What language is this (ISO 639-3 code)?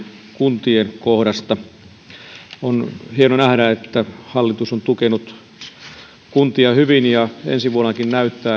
fin